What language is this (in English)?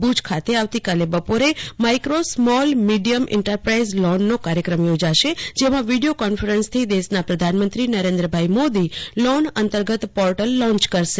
Gujarati